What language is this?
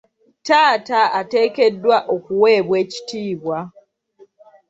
Ganda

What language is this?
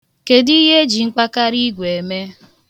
Igbo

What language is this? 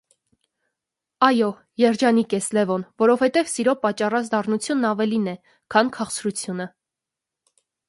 Armenian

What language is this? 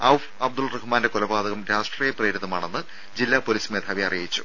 Malayalam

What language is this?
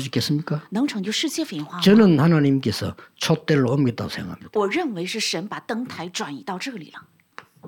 Korean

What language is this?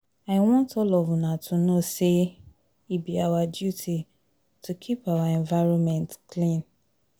Nigerian Pidgin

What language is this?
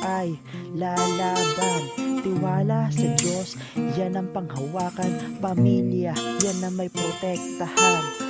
Spanish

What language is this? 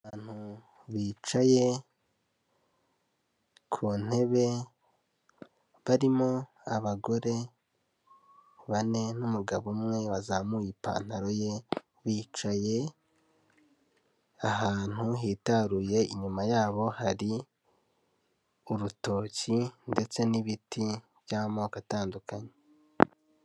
Kinyarwanda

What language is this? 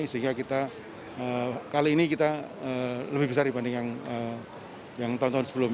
Indonesian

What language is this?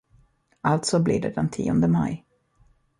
Swedish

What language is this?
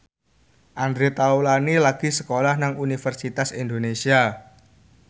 Javanese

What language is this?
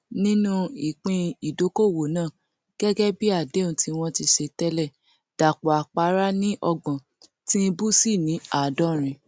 Yoruba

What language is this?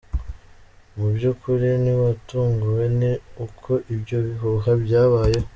Kinyarwanda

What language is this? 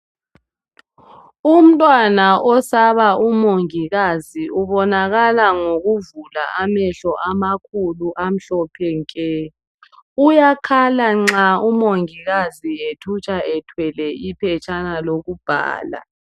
North Ndebele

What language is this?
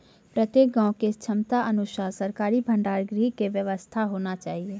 Maithili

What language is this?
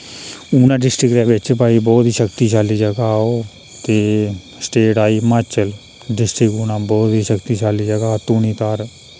Dogri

